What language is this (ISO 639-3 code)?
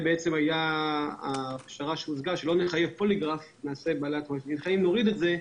heb